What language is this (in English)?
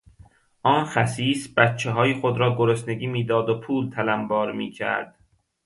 Persian